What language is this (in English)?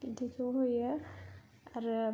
Bodo